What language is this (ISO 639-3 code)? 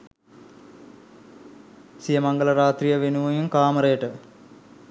sin